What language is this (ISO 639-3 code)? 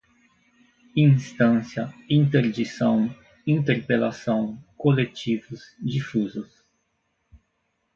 por